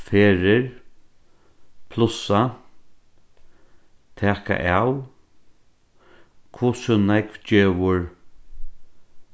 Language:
Faroese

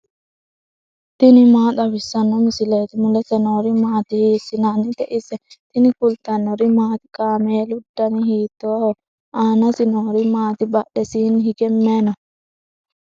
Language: Sidamo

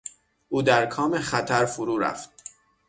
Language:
Persian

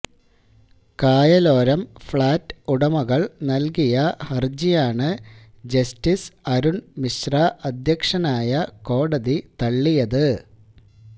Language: Malayalam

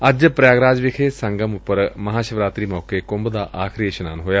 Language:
Punjabi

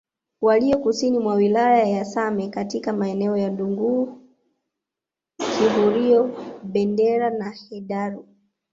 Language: Swahili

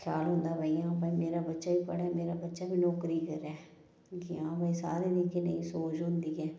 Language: Dogri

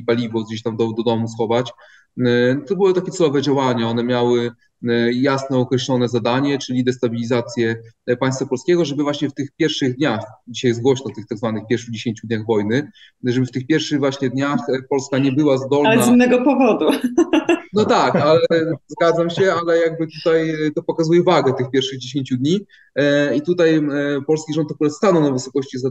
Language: Polish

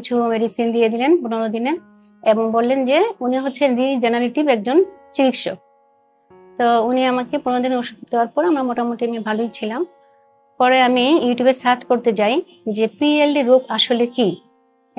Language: Bangla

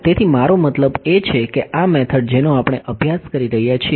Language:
Gujarati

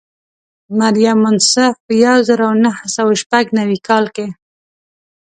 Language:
Pashto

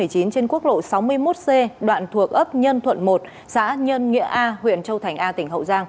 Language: Vietnamese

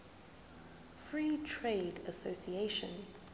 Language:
Zulu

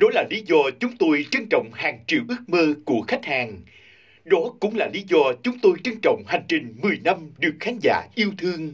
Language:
Vietnamese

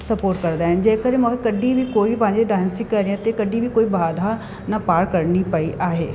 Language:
Sindhi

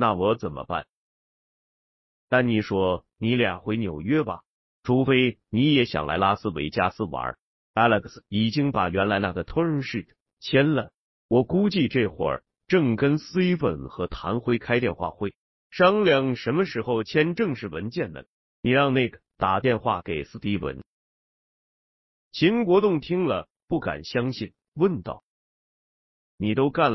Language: Chinese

